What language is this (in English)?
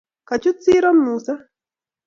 Kalenjin